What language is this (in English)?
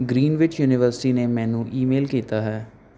Punjabi